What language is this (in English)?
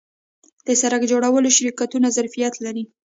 Pashto